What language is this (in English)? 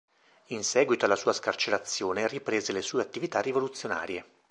Italian